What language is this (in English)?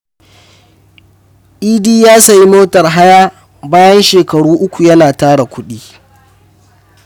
Hausa